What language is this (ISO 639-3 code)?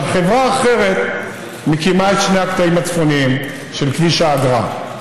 heb